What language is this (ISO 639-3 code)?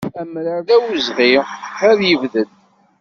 kab